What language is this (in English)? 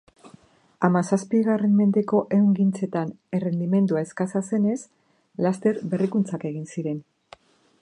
Basque